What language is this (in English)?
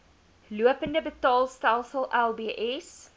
Afrikaans